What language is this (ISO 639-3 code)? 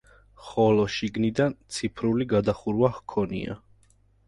kat